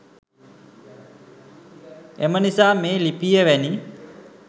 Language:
Sinhala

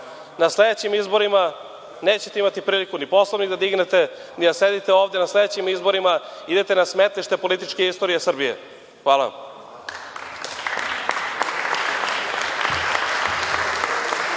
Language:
Serbian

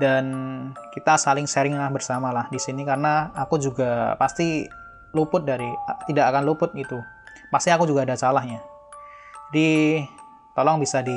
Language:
Indonesian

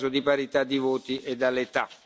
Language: Italian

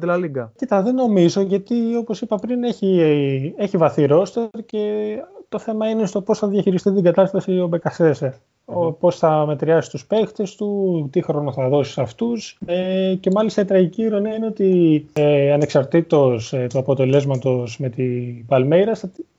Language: Greek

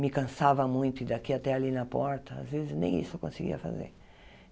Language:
Portuguese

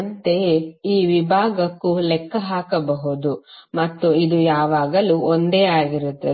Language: Kannada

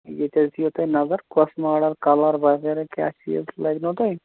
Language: Kashmiri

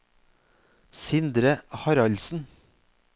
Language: Norwegian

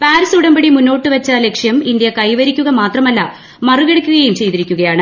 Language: Malayalam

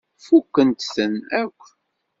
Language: Kabyle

